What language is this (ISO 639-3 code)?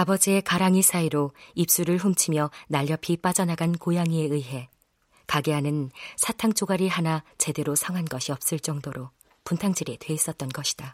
kor